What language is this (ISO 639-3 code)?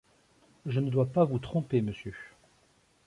fra